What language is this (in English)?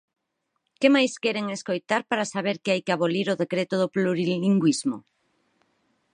Galician